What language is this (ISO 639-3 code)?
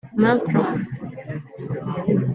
kin